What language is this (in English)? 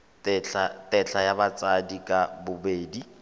Tswana